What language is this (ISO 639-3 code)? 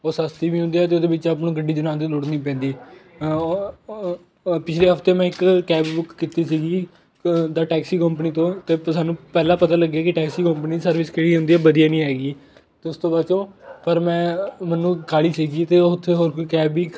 pan